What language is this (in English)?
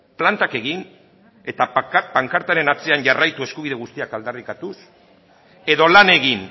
Basque